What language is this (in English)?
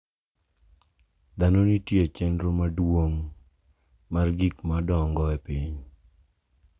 Luo (Kenya and Tanzania)